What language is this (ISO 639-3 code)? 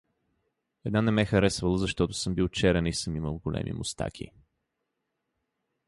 bul